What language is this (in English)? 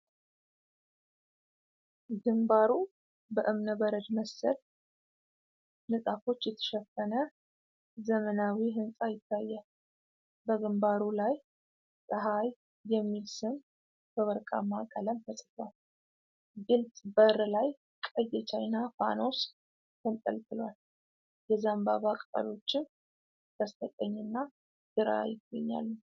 Amharic